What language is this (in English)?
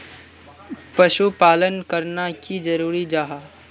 Magahi